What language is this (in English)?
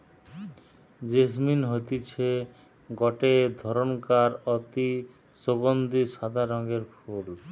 Bangla